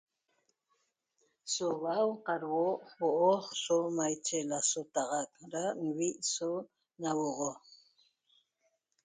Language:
Toba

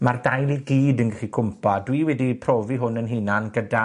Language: Welsh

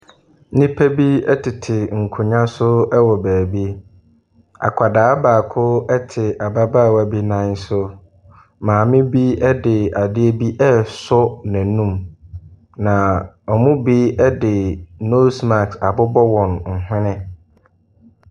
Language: Akan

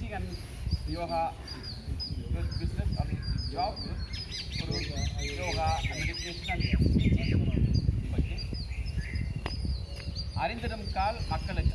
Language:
Tamil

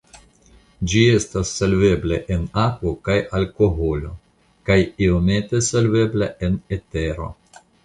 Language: Esperanto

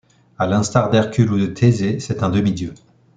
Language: French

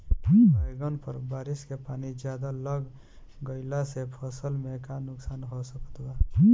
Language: Bhojpuri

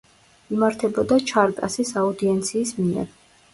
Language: Georgian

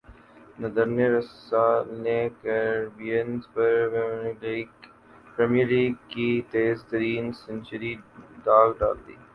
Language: Urdu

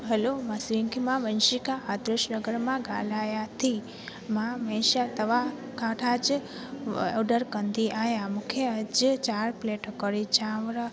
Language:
Sindhi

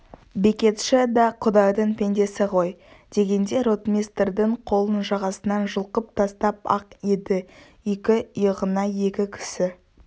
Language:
Kazakh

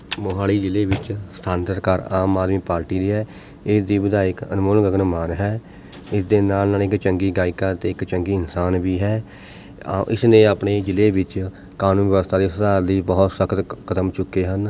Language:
Punjabi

